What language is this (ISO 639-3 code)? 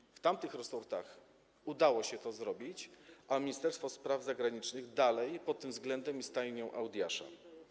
pol